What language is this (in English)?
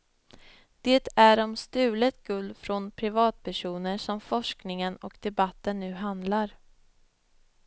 Swedish